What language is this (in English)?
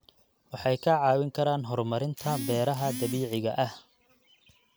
Somali